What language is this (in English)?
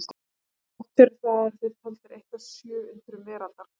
Icelandic